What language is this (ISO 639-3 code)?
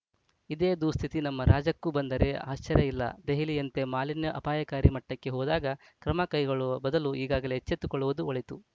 kan